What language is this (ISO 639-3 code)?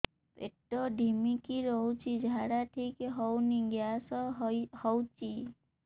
ori